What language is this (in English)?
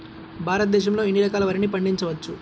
Telugu